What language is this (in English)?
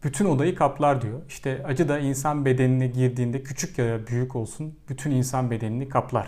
Turkish